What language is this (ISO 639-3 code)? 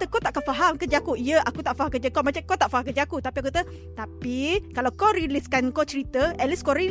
msa